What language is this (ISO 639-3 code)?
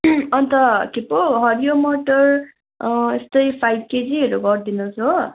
nep